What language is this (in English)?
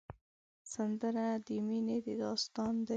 Pashto